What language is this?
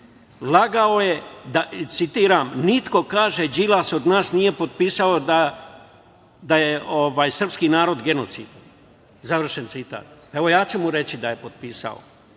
Serbian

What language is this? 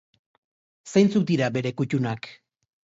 Basque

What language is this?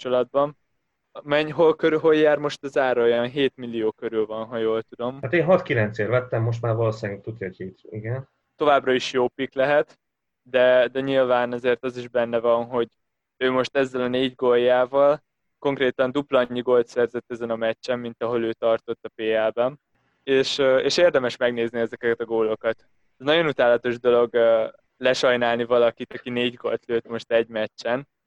Hungarian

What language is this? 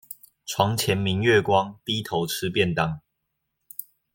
Chinese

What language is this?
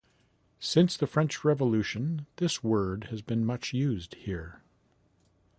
English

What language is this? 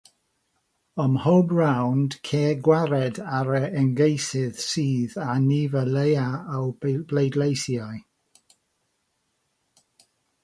Welsh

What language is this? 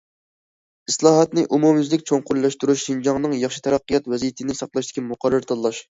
Uyghur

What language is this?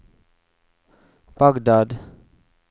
Norwegian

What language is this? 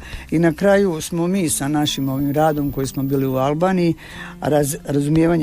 Croatian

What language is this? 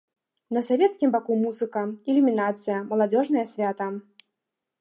Belarusian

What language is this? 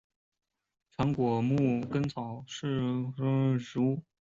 Chinese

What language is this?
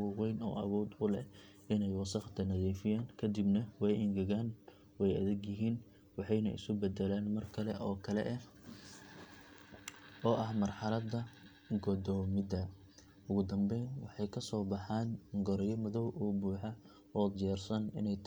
Somali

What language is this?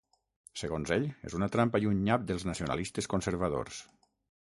Catalan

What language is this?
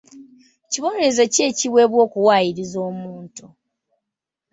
Ganda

